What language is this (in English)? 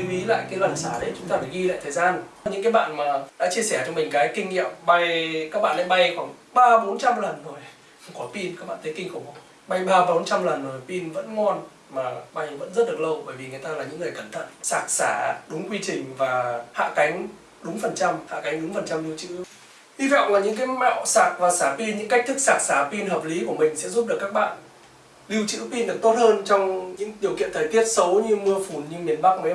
Vietnamese